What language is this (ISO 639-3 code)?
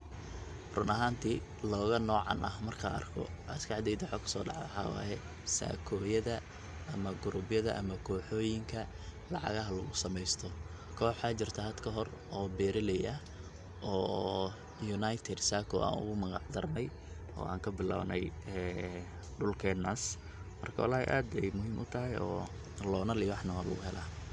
som